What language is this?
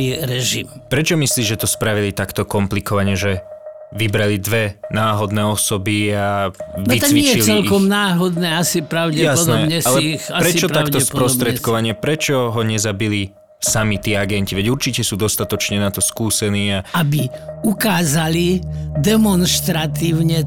Slovak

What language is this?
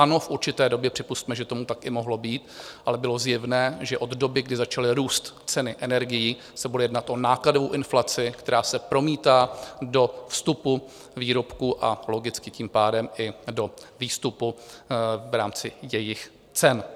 Czech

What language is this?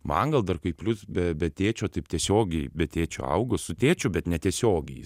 Lithuanian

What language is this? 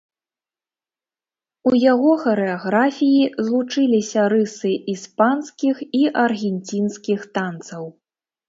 Belarusian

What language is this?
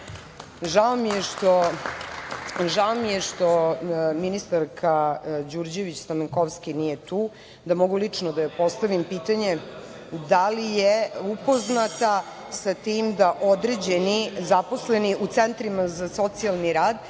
Serbian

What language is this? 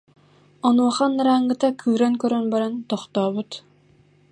Yakut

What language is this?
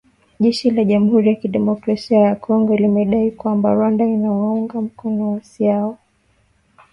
Swahili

